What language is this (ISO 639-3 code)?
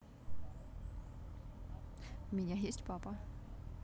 rus